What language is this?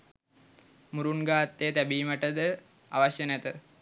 Sinhala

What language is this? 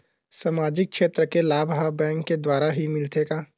Chhattisgarhi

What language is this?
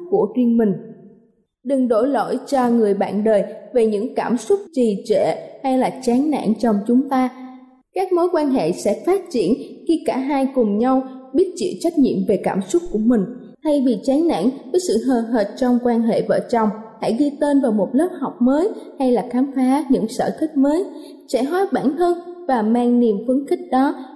Vietnamese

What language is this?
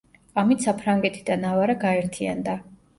Georgian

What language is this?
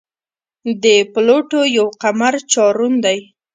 Pashto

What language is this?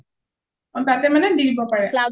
Assamese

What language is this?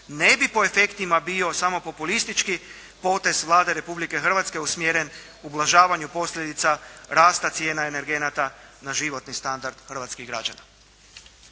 Croatian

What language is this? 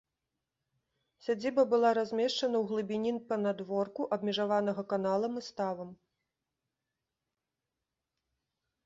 Belarusian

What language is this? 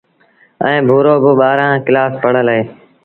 Sindhi Bhil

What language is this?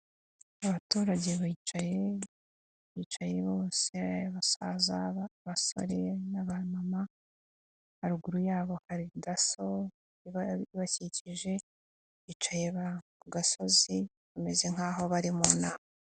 Kinyarwanda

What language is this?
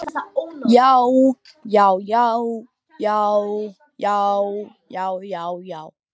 Icelandic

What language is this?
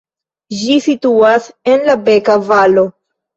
Esperanto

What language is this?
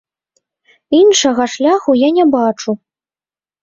Belarusian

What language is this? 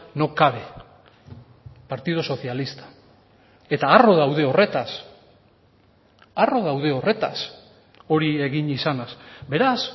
Basque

